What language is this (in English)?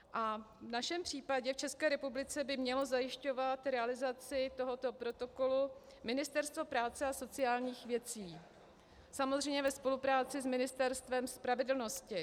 Czech